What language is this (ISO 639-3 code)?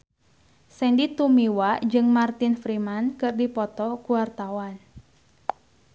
sun